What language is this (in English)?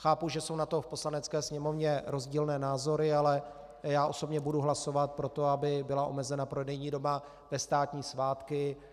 Czech